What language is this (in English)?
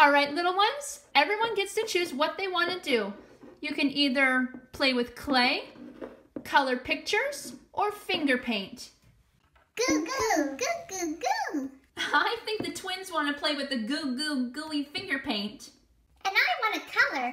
English